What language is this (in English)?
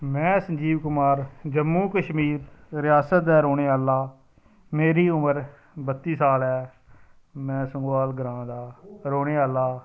Dogri